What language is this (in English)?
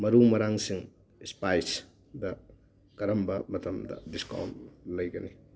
Manipuri